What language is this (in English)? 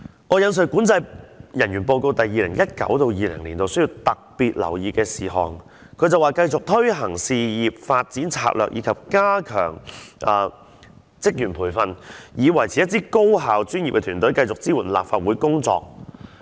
Cantonese